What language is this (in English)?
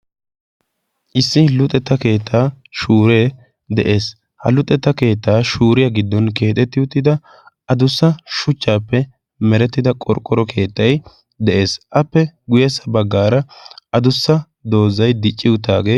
Wolaytta